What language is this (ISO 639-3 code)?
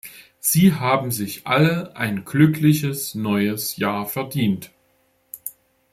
deu